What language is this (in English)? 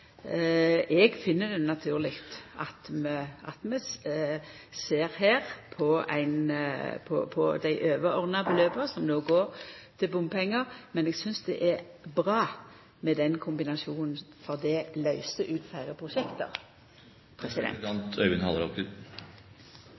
Norwegian Nynorsk